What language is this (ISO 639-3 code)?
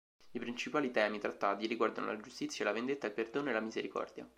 ita